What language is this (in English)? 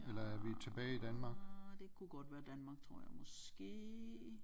Danish